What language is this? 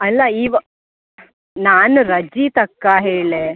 Kannada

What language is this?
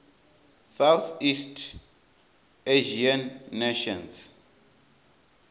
Venda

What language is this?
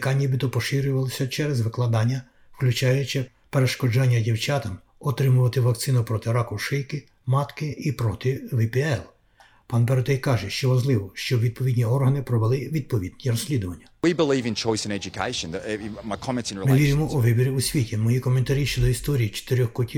Ukrainian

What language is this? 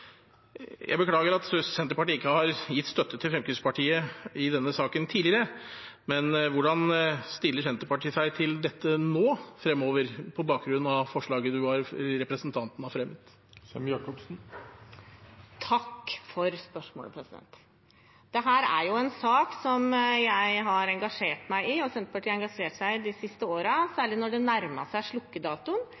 Norwegian Bokmål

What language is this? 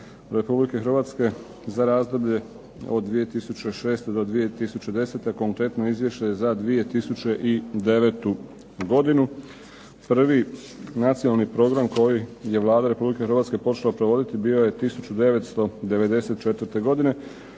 Croatian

